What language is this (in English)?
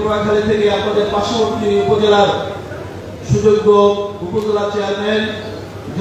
Turkish